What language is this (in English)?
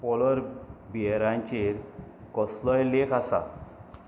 Konkani